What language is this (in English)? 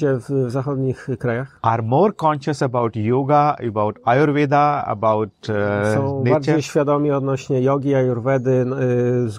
Polish